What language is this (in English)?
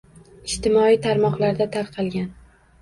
Uzbek